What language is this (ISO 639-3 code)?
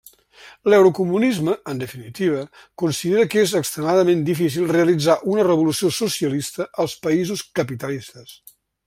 cat